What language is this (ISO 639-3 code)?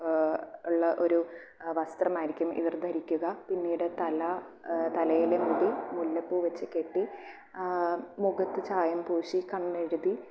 mal